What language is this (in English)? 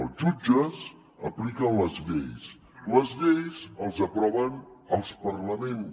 Catalan